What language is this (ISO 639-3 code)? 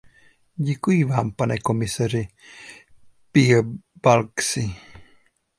ces